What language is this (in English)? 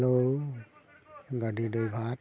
Santali